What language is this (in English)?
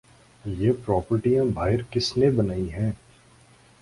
Urdu